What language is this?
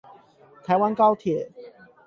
Chinese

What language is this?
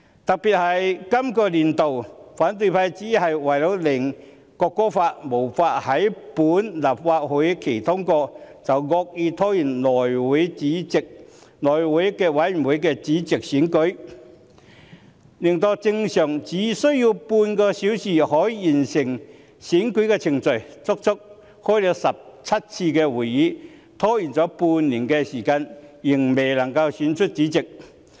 Cantonese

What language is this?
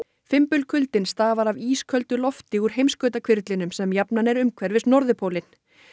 Icelandic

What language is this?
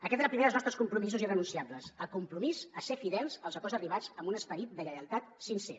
Catalan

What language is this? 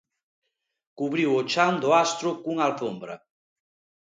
Galician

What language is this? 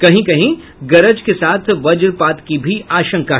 Hindi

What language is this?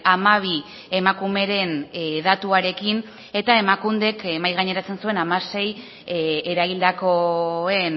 Basque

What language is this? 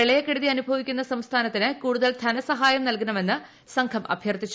Malayalam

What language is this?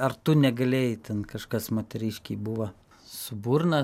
Lithuanian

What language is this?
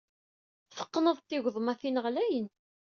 Kabyle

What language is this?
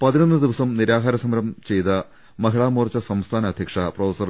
Malayalam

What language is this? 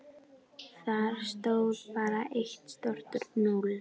Icelandic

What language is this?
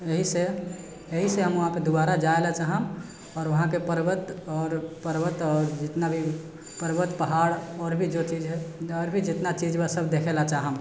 Maithili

